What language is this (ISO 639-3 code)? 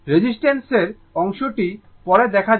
ben